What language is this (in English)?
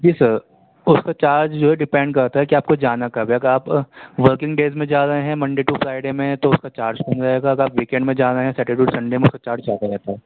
Urdu